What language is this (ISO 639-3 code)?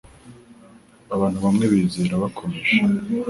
kin